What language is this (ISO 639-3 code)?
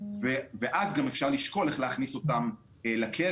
heb